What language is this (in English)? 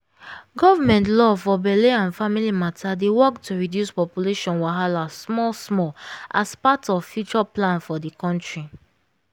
Nigerian Pidgin